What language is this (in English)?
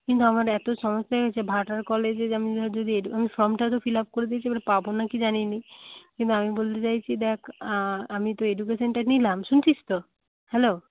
Bangla